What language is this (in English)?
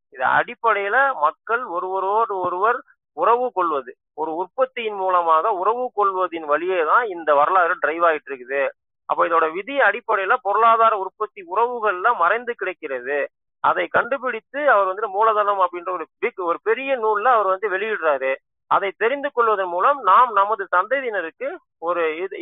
Tamil